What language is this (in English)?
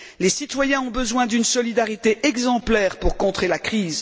French